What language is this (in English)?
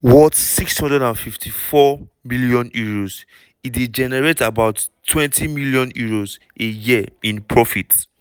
Nigerian Pidgin